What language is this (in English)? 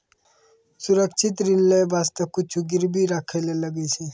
Maithili